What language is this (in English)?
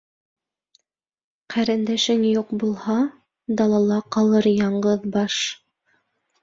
Bashkir